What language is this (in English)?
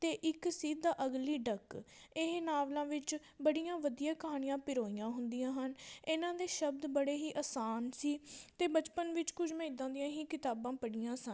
Punjabi